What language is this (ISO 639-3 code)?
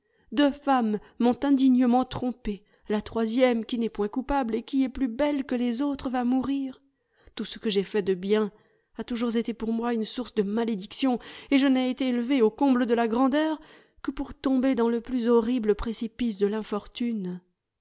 fra